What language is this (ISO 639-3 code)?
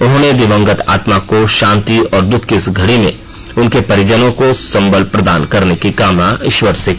hin